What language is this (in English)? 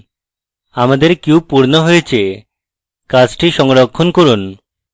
Bangla